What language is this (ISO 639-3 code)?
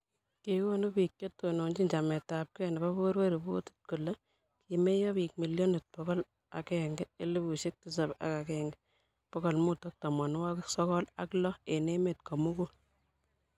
kln